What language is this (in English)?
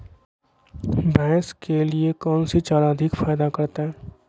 Magahi